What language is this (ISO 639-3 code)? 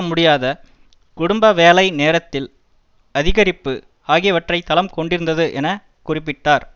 tam